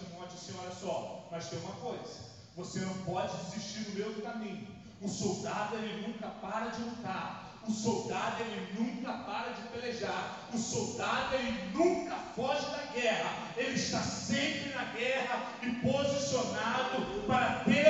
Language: Portuguese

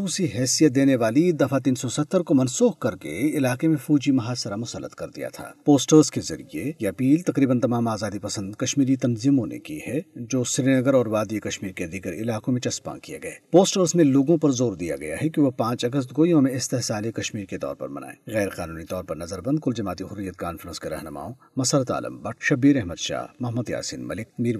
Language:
Urdu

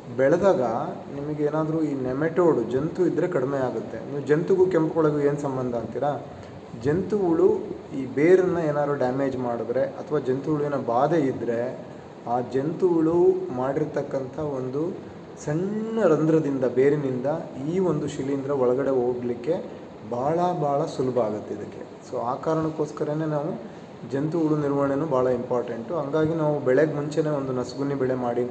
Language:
Kannada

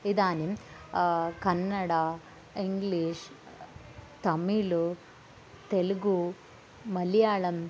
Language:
Sanskrit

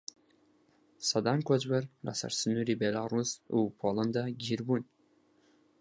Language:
Central Kurdish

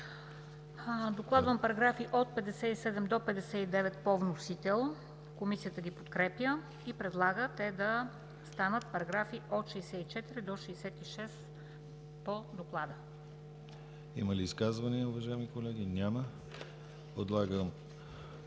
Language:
Bulgarian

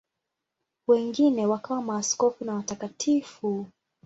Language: Swahili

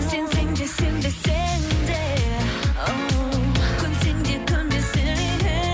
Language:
Kazakh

